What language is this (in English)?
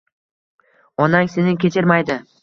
Uzbek